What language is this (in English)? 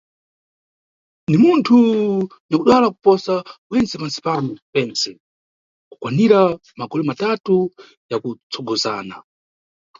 Nyungwe